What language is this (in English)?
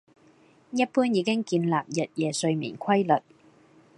Cantonese